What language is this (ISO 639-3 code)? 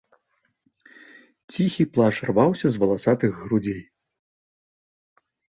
bel